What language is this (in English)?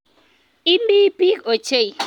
Kalenjin